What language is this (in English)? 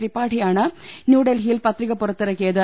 Malayalam